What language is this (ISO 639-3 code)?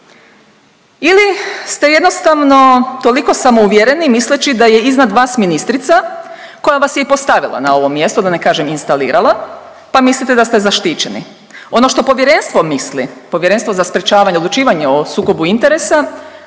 hrv